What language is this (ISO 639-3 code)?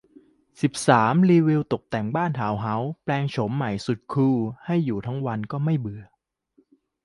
tha